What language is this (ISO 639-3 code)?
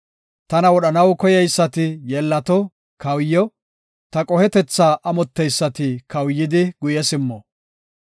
gof